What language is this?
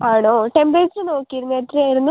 Malayalam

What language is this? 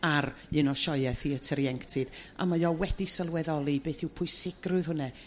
Welsh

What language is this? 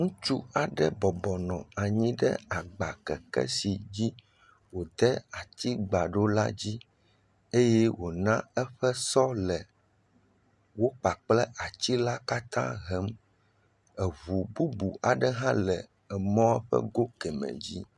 Ewe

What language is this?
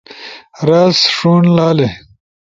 Ushojo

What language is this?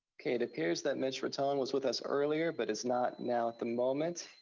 English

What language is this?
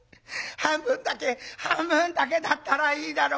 Japanese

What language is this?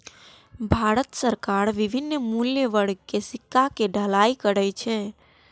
Maithili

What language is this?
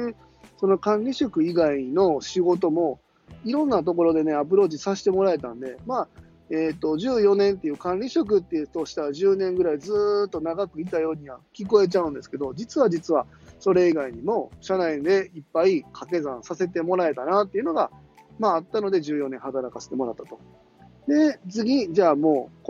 Japanese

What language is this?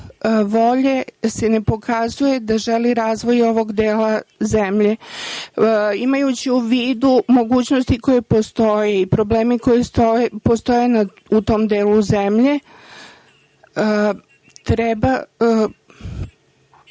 Serbian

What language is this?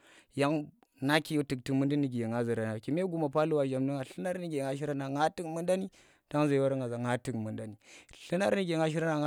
Tera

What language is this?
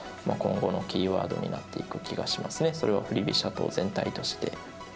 Japanese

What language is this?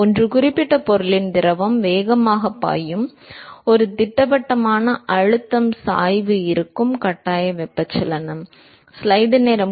Tamil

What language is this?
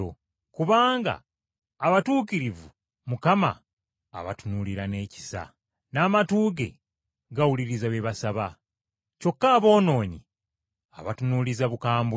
Ganda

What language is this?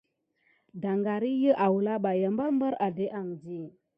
Gidar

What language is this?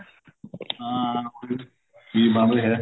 Punjabi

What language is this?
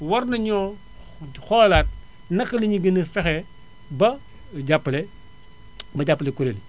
Wolof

